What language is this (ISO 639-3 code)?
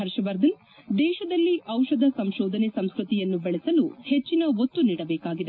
kan